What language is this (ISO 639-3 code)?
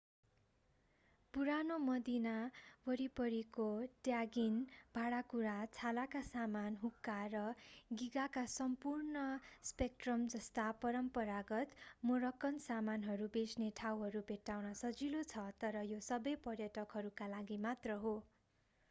nep